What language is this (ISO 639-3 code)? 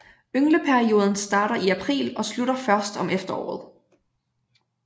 dan